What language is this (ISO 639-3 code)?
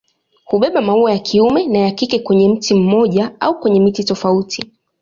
swa